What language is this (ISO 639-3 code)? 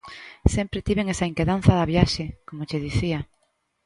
glg